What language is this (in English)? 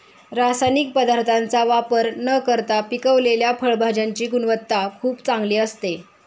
Marathi